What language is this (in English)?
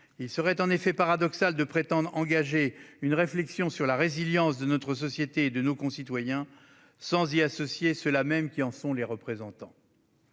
French